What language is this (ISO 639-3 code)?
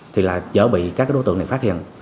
vie